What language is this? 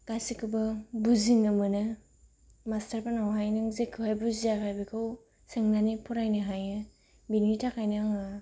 Bodo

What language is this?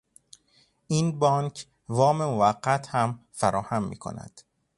Persian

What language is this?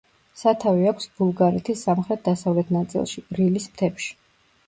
Georgian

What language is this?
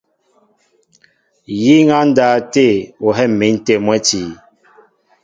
Mbo (Cameroon)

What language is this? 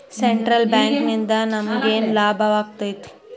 Kannada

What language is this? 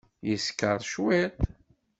Kabyle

